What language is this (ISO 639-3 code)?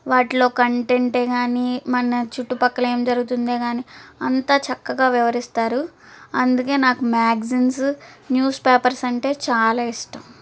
tel